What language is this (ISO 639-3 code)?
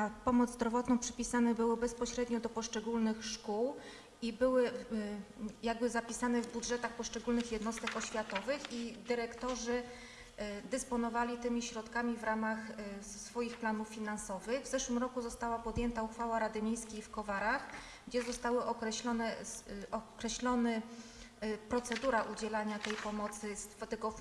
pol